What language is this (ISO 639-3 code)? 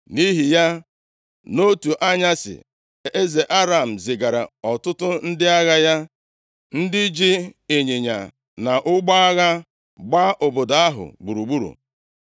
ibo